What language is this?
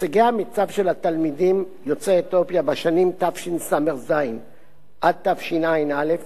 Hebrew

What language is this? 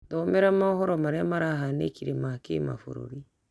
Kikuyu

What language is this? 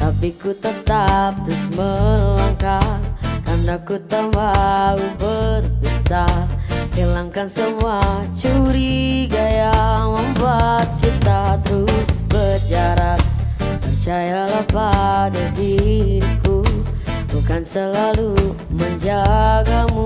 Indonesian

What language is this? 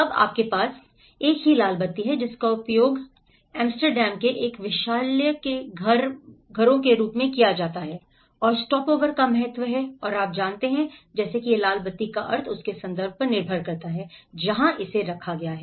Hindi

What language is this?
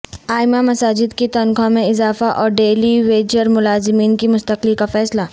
Urdu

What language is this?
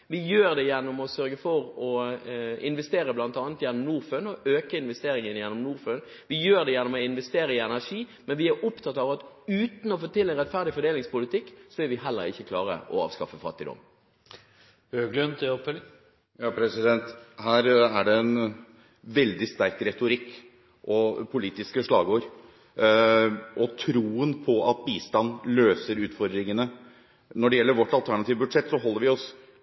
Norwegian Bokmål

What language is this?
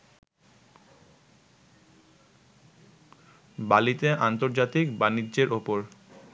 Bangla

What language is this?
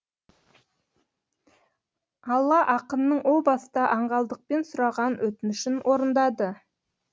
Kazakh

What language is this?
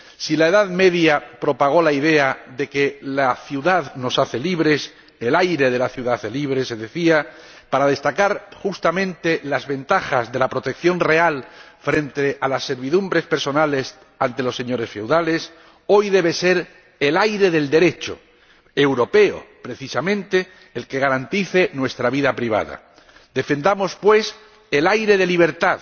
Spanish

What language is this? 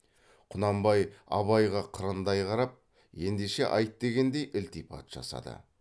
Kazakh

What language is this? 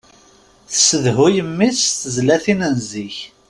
Kabyle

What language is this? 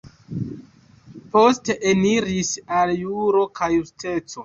Esperanto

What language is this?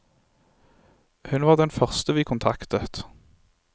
Norwegian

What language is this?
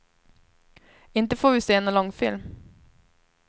Swedish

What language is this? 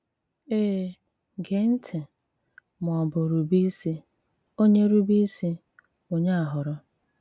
Igbo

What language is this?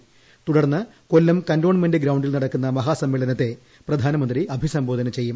Malayalam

